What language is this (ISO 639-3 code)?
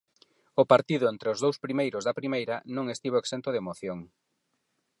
glg